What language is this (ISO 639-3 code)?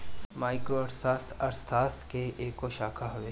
bho